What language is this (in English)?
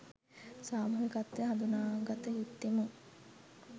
Sinhala